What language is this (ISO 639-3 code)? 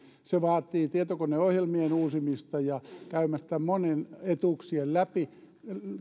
fin